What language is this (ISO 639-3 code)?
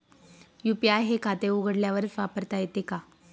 mar